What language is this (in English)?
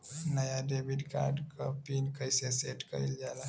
Bhojpuri